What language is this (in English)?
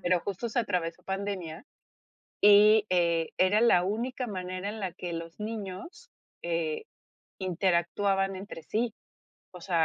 Spanish